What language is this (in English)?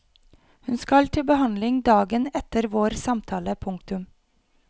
Norwegian